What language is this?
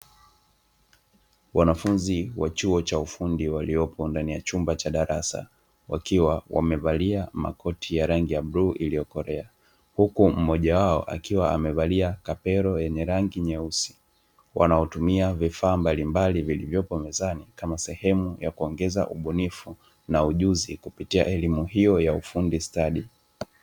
Swahili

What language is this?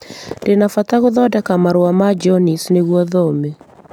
Kikuyu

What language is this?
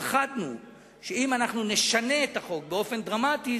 Hebrew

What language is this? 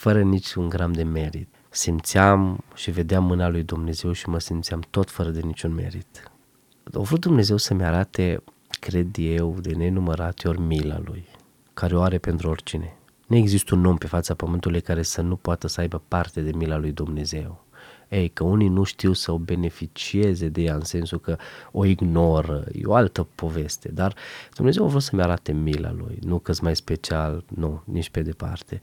Romanian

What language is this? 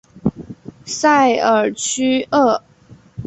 Chinese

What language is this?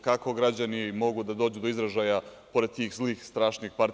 Serbian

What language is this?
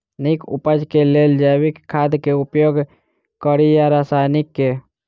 Maithili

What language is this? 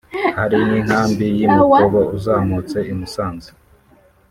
Kinyarwanda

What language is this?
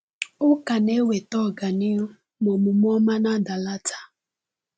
Igbo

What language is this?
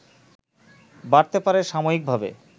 Bangla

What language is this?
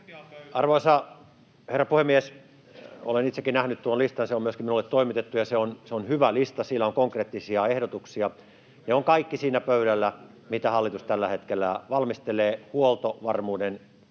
Finnish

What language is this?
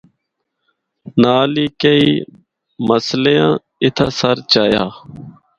Northern Hindko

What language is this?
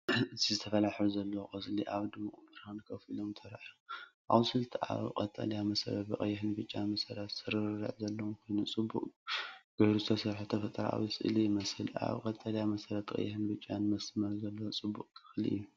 Tigrinya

